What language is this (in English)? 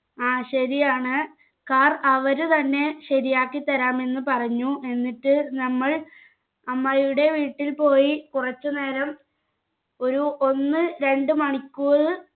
Malayalam